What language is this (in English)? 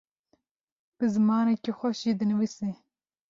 Kurdish